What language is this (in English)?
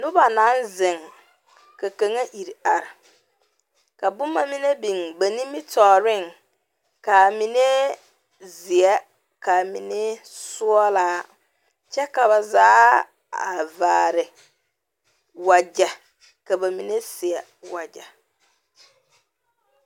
Southern Dagaare